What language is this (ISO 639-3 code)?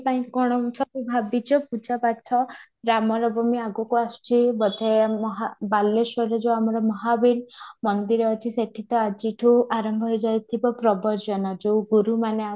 ori